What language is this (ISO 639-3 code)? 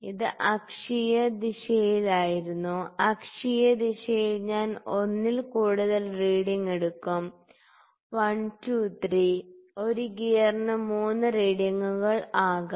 mal